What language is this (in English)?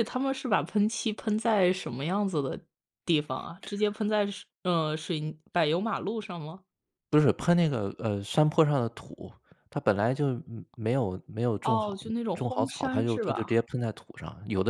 Chinese